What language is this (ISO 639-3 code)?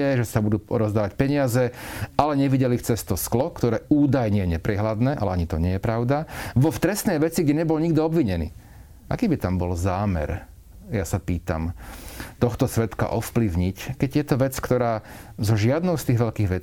slk